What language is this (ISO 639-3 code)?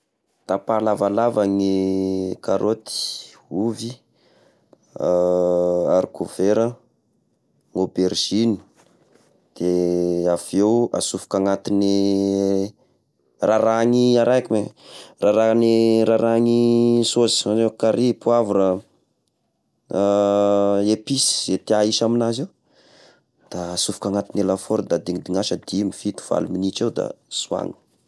tkg